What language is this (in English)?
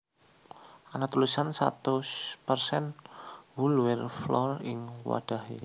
Javanese